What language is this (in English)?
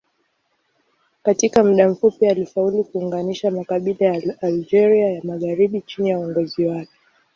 Swahili